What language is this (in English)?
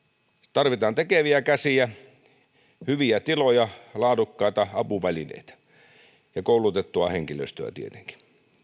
Finnish